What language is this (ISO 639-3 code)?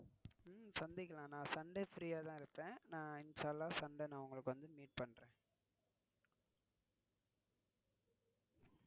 tam